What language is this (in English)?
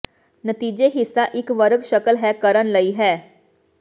Punjabi